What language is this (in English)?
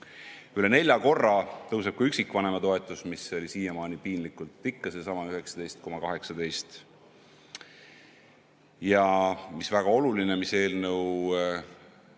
Estonian